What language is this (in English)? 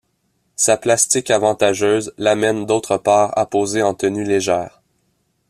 French